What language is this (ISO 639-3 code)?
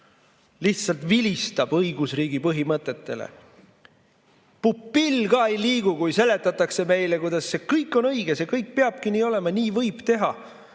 est